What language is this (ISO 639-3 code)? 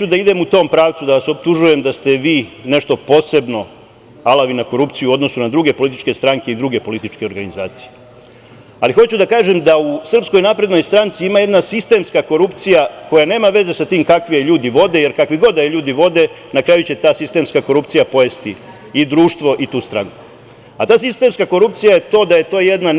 srp